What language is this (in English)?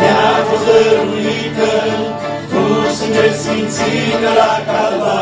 Romanian